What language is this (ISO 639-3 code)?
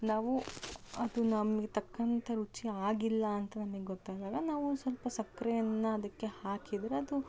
kan